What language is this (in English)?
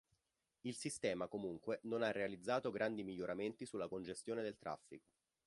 Italian